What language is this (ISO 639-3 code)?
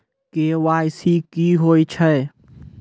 mai